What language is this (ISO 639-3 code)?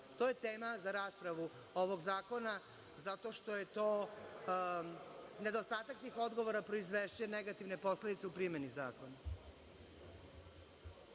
srp